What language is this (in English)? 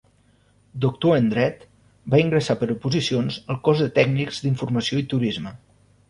Catalan